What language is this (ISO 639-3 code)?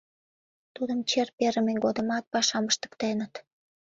chm